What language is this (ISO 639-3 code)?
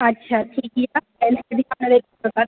mai